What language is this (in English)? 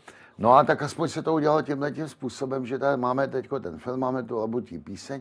Czech